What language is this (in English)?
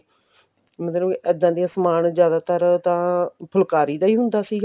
Punjabi